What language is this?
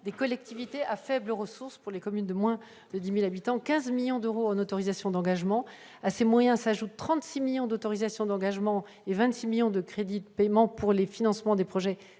French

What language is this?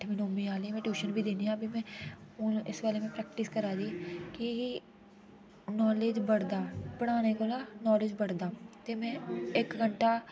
Dogri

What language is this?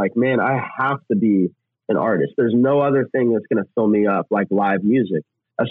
English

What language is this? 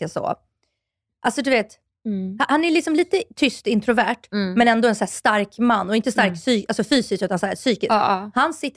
Swedish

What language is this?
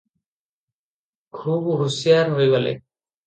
Odia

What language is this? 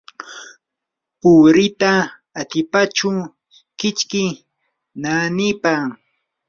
Yanahuanca Pasco Quechua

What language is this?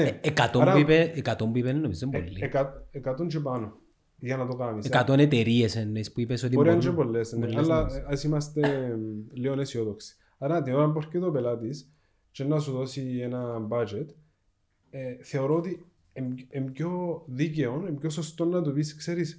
Greek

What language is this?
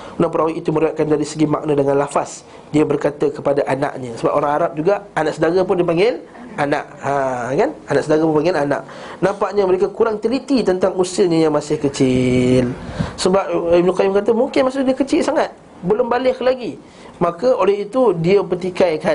Malay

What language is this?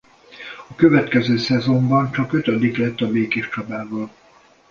Hungarian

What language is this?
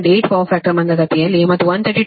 Kannada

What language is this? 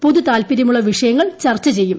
Malayalam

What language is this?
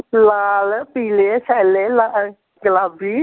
Dogri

